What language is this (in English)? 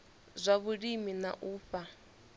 Venda